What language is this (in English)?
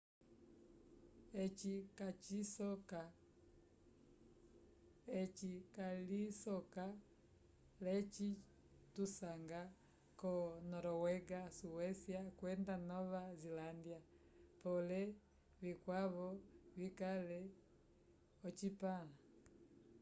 Umbundu